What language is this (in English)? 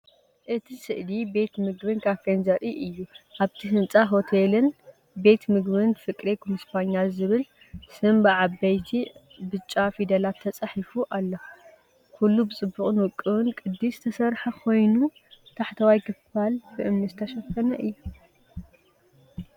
Tigrinya